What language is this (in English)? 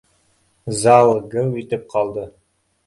Bashkir